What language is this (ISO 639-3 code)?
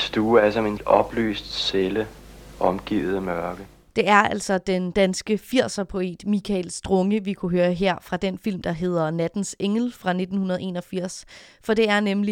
dan